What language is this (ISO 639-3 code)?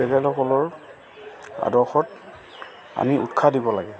asm